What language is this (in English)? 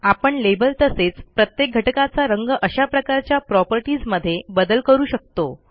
Marathi